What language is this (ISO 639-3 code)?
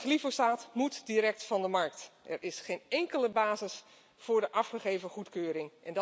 nld